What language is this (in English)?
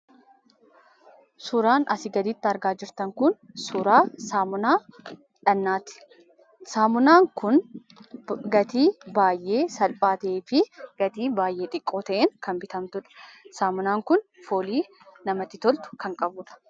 Oromo